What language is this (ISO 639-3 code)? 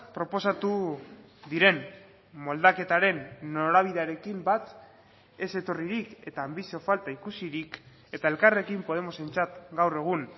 eus